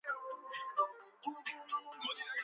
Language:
Georgian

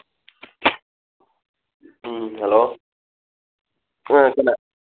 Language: Manipuri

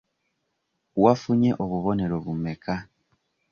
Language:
Ganda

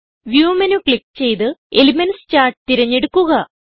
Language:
Malayalam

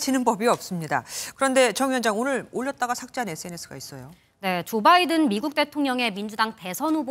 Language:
Korean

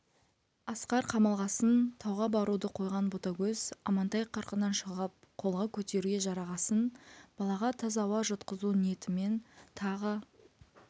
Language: Kazakh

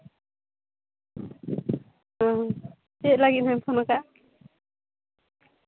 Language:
Santali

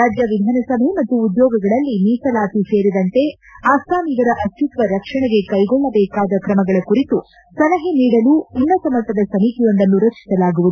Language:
Kannada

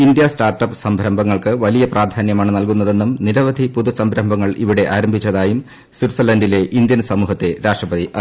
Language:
Malayalam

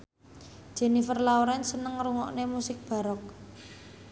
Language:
Javanese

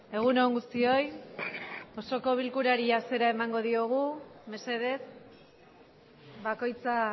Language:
Basque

